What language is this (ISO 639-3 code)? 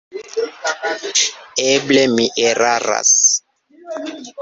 epo